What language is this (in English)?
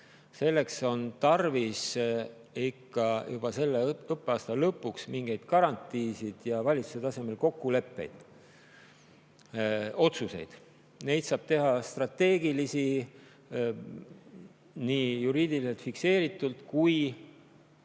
Estonian